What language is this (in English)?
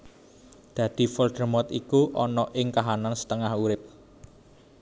Javanese